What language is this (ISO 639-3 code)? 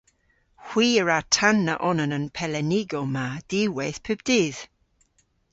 cor